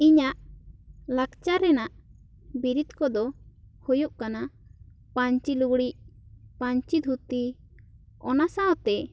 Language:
Santali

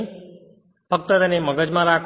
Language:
Gujarati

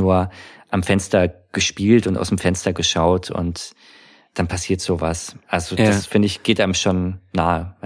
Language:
German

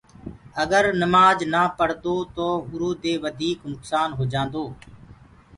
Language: Gurgula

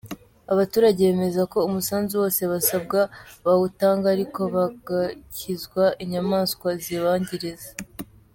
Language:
Kinyarwanda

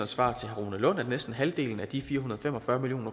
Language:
Danish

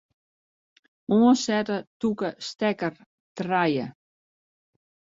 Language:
Western Frisian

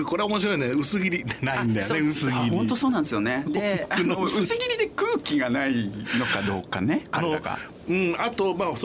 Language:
Japanese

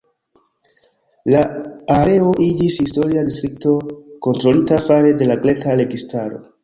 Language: Esperanto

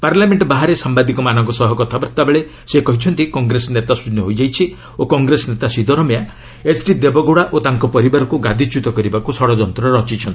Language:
Odia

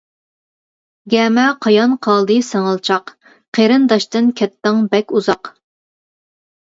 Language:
Uyghur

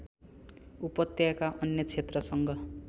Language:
Nepali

